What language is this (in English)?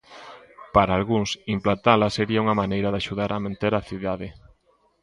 Galician